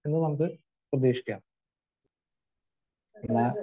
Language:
Malayalam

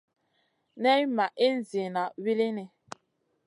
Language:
Masana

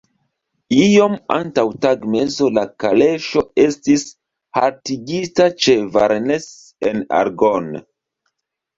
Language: Esperanto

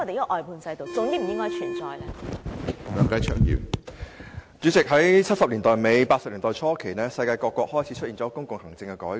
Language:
Cantonese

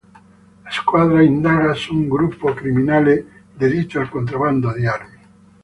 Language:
Italian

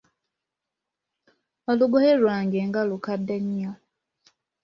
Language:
Ganda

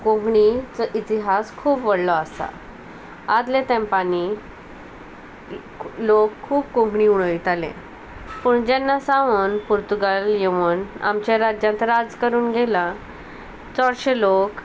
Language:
Konkani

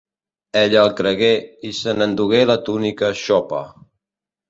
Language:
Catalan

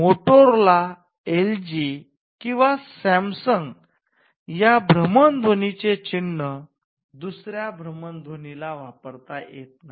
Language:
Marathi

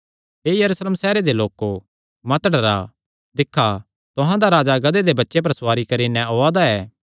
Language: Kangri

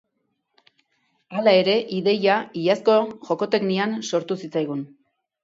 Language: Basque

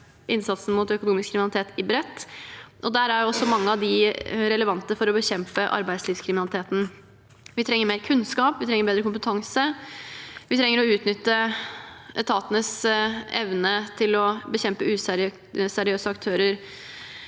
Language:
Norwegian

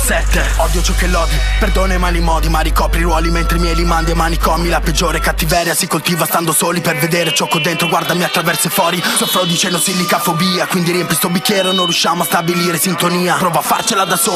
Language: Italian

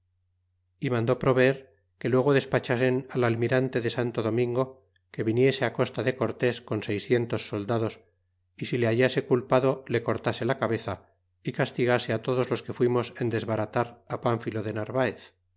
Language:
Spanish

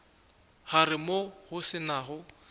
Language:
Northern Sotho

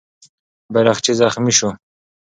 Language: Pashto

